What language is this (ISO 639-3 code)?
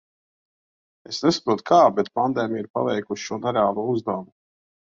lav